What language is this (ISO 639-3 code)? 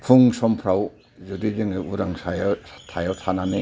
brx